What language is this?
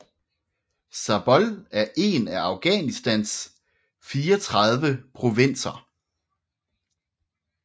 Danish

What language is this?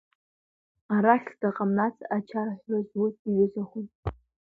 Abkhazian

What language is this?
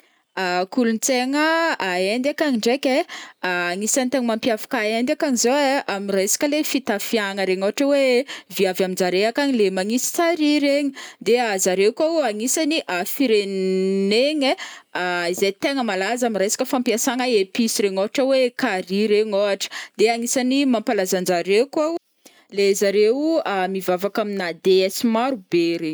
Northern Betsimisaraka Malagasy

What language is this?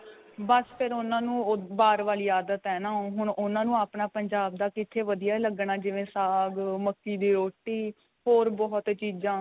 Punjabi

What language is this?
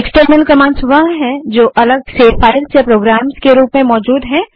Hindi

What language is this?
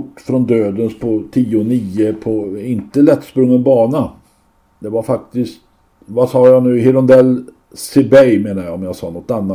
Swedish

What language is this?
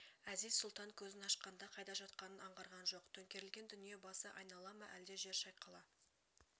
Kazakh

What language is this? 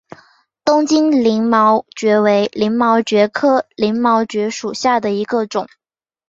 Chinese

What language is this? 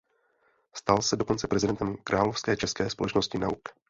Czech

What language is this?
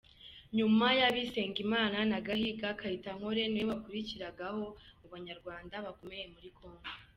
Kinyarwanda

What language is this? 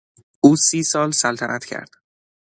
Persian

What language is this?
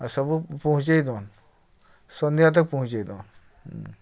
Odia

